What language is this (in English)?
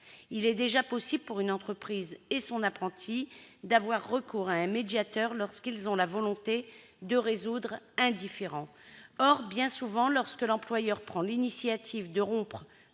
French